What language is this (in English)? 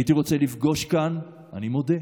Hebrew